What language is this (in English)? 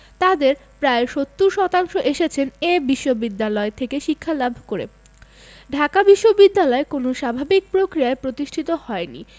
Bangla